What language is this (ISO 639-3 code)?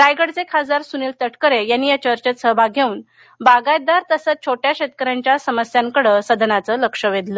mar